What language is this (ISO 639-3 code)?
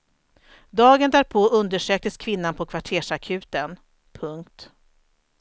swe